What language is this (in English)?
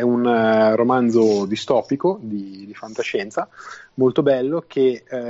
Italian